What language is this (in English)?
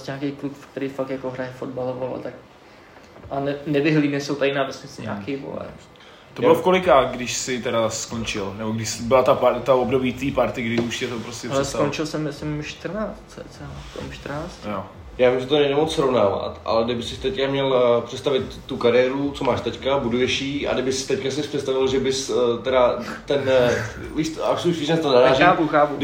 Czech